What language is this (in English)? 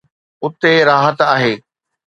Sindhi